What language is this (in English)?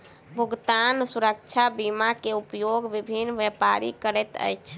Maithili